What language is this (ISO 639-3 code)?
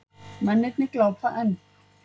isl